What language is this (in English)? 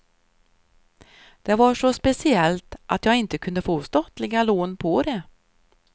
Swedish